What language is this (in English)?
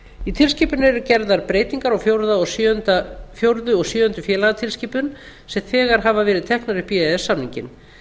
Icelandic